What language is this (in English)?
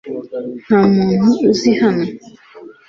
Kinyarwanda